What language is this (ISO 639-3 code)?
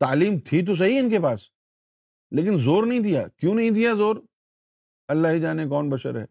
urd